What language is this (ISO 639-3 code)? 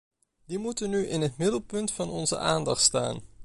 nld